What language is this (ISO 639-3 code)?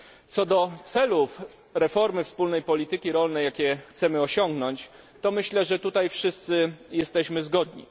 pol